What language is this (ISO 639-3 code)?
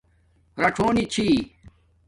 dmk